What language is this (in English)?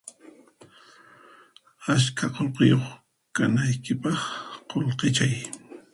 Puno Quechua